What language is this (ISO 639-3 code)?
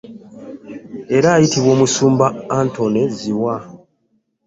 lug